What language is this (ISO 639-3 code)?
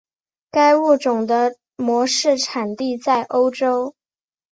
zho